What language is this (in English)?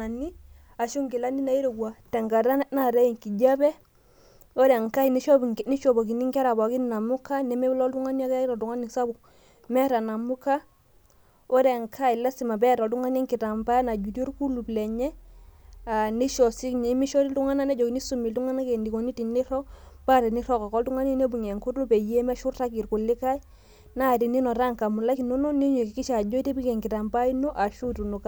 Masai